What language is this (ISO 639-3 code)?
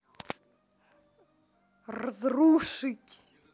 rus